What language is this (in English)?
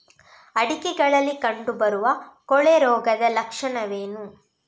Kannada